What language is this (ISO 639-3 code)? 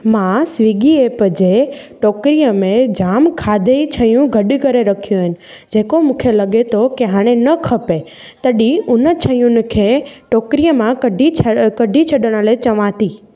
snd